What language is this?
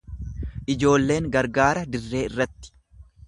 Oromo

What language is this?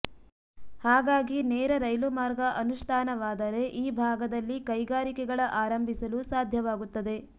Kannada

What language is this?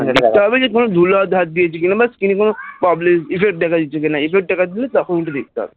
Bangla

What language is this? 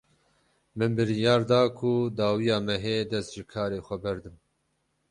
Kurdish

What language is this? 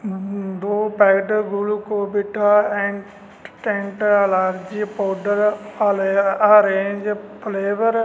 Punjabi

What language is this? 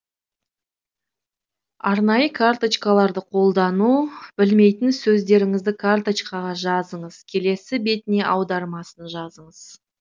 Kazakh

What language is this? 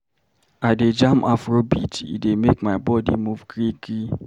Nigerian Pidgin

